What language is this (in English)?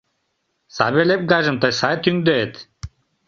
Mari